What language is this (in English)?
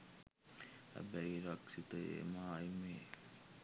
Sinhala